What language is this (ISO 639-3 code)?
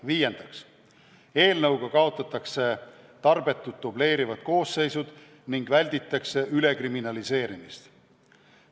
est